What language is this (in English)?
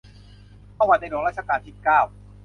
Thai